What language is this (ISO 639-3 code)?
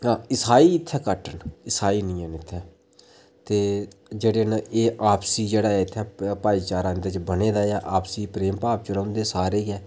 doi